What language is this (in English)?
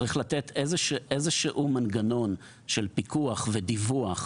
Hebrew